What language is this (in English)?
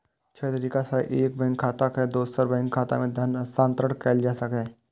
Maithili